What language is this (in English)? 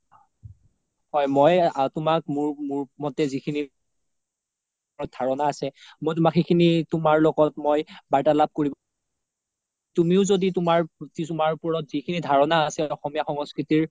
Assamese